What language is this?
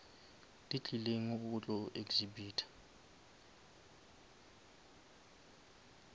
Northern Sotho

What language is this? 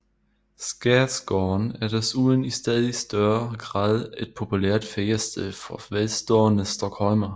Danish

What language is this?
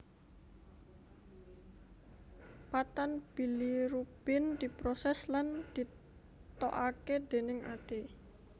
Javanese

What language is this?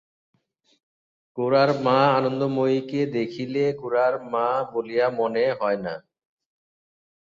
Bangla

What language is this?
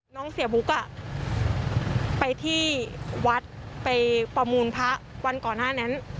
Thai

